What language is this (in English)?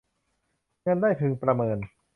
Thai